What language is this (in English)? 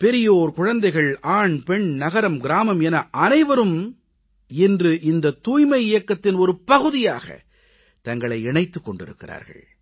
Tamil